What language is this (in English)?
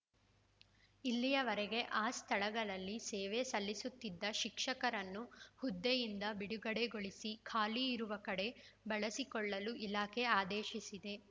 Kannada